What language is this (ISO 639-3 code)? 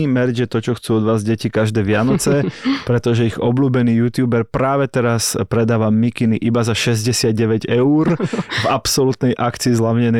slk